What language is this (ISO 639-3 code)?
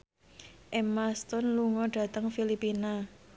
jav